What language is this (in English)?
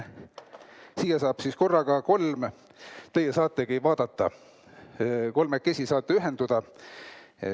Estonian